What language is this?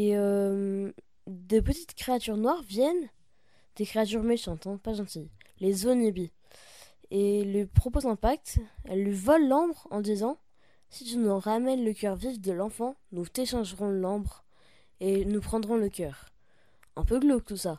French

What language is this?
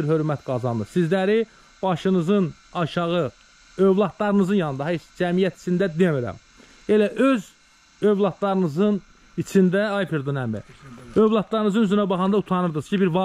Turkish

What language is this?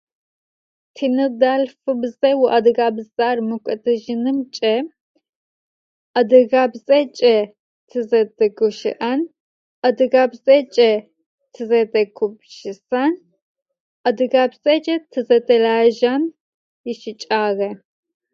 Adyghe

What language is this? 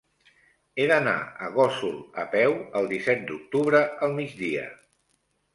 Catalan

